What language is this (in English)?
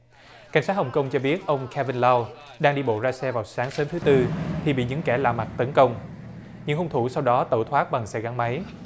Vietnamese